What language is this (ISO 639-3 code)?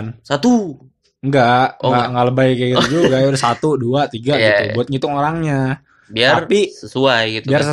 ind